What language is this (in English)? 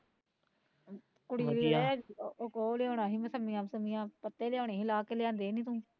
Punjabi